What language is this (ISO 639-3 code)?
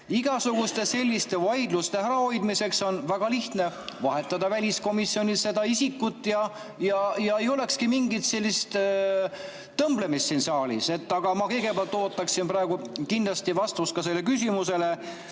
est